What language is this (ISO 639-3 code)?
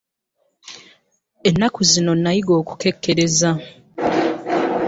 lug